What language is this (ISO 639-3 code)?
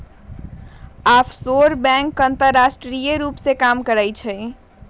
mag